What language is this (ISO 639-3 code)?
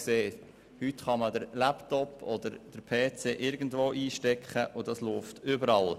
gsw